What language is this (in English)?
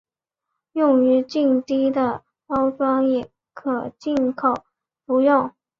Chinese